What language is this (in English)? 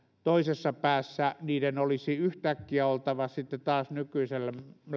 Finnish